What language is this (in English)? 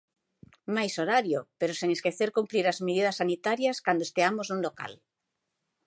Galician